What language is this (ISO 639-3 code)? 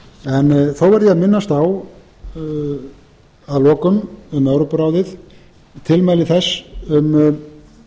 isl